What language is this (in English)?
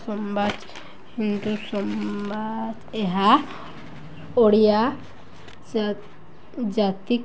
Odia